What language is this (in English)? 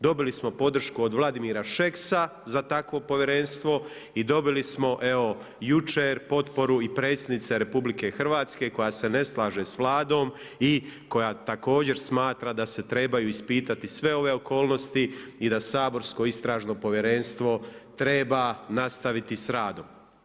Croatian